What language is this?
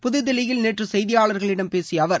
Tamil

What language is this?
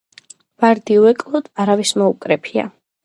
Georgian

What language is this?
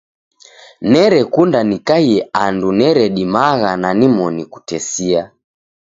Taita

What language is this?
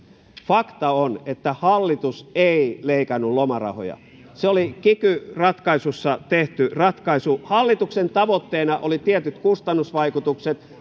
Finnish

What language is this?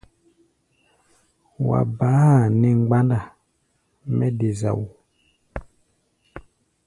Gbaya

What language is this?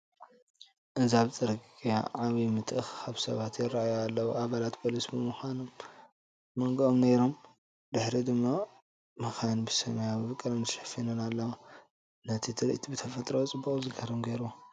Tigrinya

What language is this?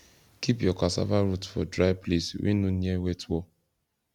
Nigerian Pidgin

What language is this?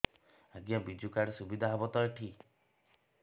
Odia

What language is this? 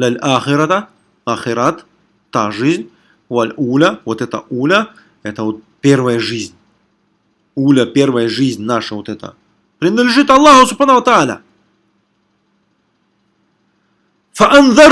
Russian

